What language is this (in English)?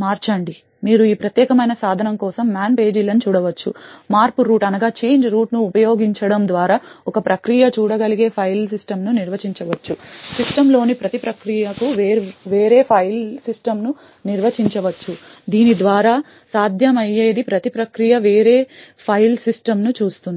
Telugu